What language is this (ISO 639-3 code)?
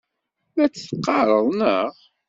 kab